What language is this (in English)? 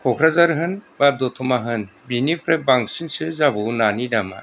Bodo